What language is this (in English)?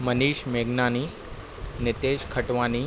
Sindhi